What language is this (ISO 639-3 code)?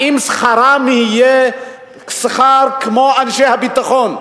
heb